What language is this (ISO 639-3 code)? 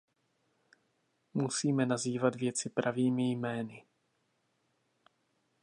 ces